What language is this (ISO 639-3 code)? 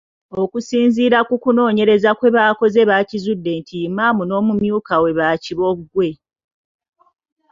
lug